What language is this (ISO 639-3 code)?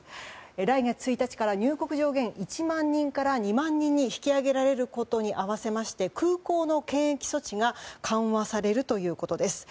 jpn